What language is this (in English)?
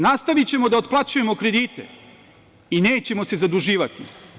Serbian